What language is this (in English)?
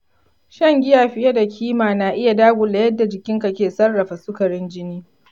Hausa